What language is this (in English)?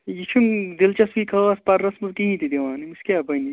Kashmiri